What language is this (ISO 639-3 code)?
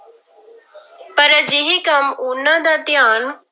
pan